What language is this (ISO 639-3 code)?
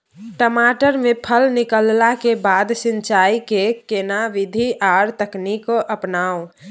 mai